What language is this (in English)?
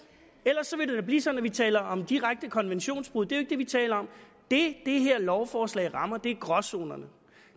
Danish